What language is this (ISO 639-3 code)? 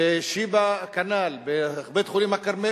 heb